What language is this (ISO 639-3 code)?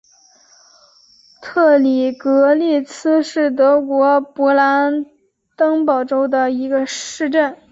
zho